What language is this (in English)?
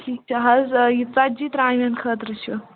Kashmiri